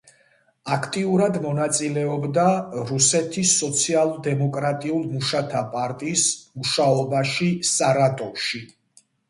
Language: Georgian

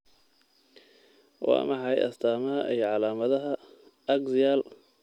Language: Somali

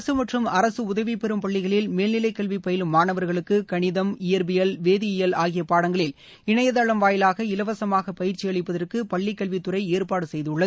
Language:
Tamil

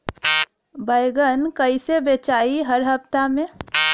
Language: Bhojpuri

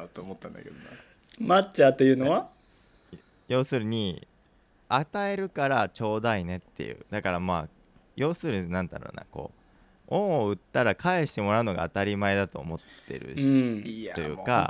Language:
Japanese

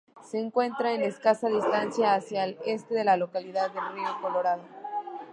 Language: Spanish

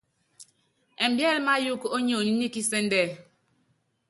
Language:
Yangben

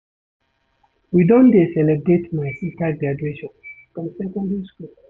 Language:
Nigerian Pidgin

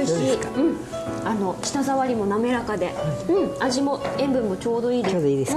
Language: Japanese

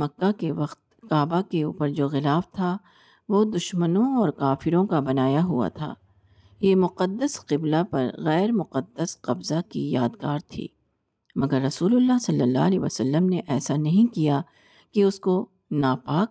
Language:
Urdu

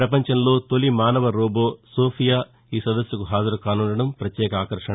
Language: Telugu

